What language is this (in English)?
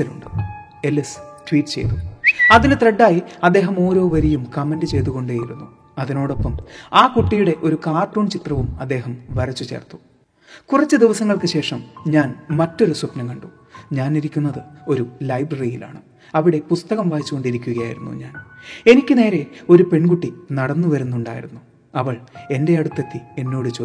Malayalam